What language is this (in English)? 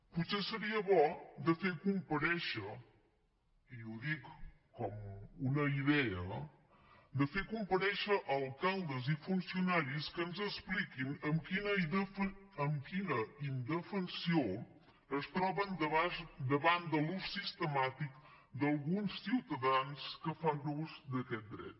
Catalan